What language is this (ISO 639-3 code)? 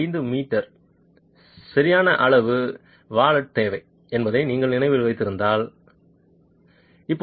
tam